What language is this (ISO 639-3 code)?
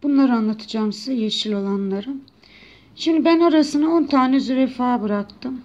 tur